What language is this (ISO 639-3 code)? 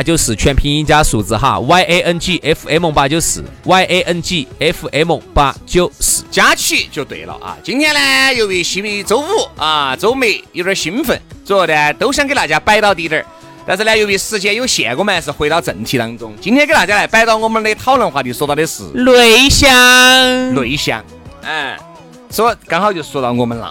zho